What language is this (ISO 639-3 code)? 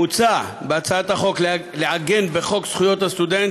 heb